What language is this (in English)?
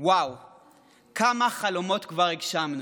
Hebrew